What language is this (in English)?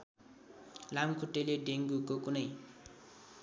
Nepali